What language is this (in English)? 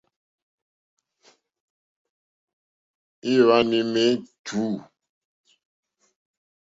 Mokpwe